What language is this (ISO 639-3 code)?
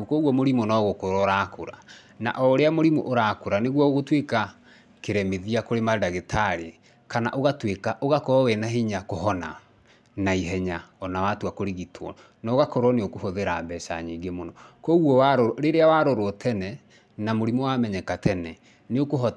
kik